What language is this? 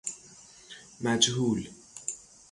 Persian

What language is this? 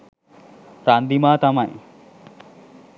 Sinhala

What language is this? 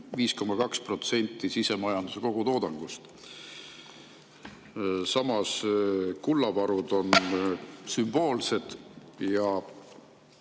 Estonian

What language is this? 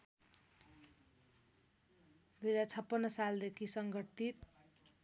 Nepali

